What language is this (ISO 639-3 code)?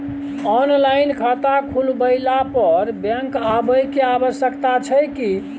mai